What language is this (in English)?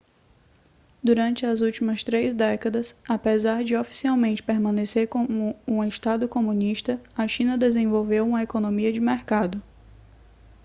Portuguese